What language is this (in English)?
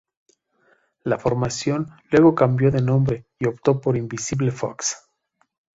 Spanish